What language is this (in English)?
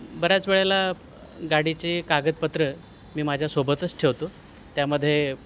Marathi